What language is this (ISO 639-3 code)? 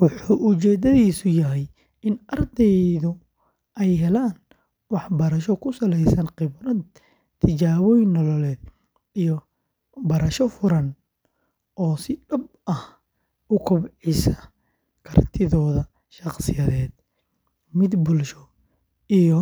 som